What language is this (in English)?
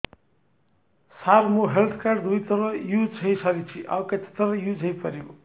Odia